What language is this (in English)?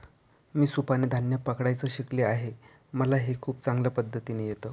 Marathi